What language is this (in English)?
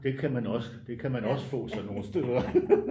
Danish